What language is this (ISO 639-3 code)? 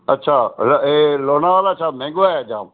snd